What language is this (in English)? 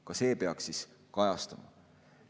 Estonian